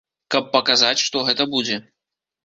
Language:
Belarusian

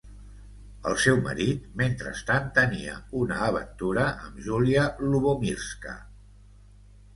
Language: Catalan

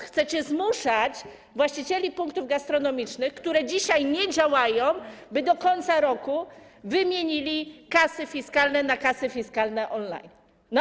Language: Polish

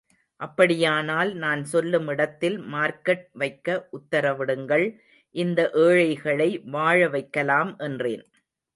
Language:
Tamil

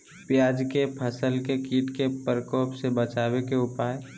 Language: Magahi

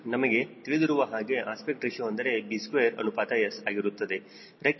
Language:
Kannada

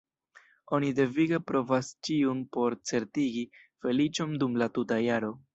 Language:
Esperanto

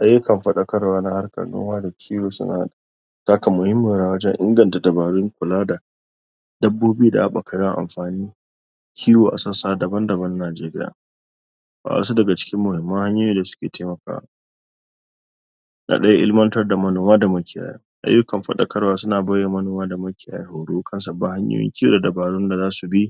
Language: Hausa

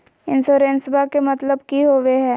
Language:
Magahi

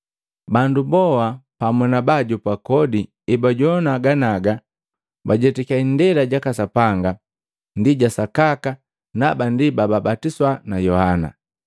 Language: Matengo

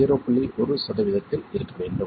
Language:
Tamil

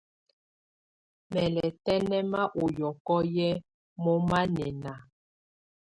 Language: Tunen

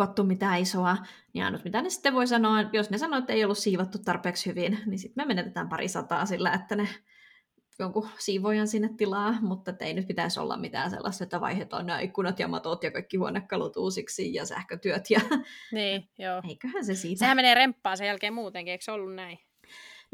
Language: Finnish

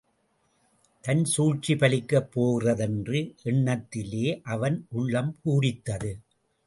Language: Tamil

